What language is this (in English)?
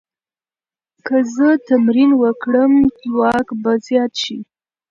Pashto